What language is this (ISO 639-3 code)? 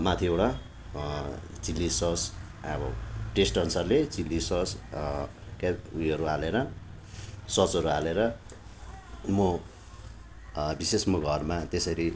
nep